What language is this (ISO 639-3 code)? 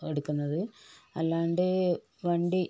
mal